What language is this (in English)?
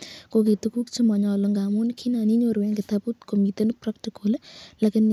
Kalenjin